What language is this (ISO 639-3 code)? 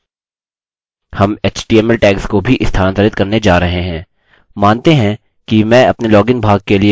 hin